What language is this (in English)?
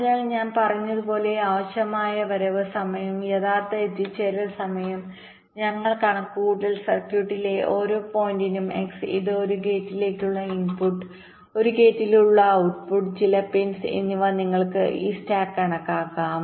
Malayalam